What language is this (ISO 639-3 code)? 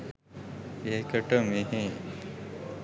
sin